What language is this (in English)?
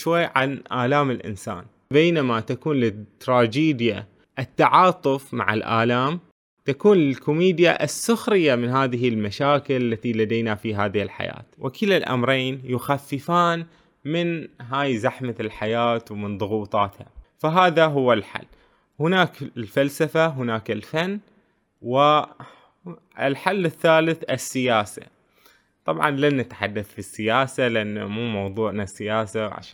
Arabic